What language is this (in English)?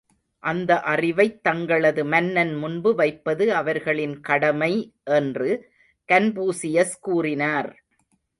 Tamil